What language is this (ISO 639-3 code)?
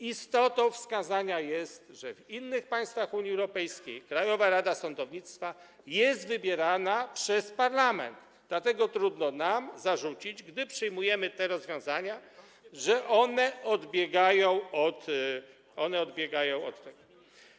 pol